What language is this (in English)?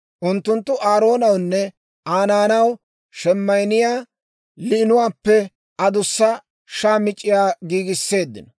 Dawro